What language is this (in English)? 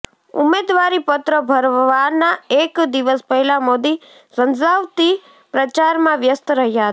Gujarati